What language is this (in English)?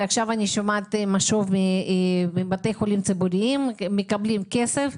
Hebrew